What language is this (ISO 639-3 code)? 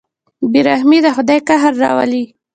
pus